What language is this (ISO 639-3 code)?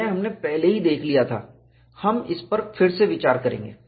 hin